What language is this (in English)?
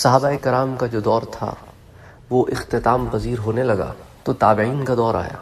Urdu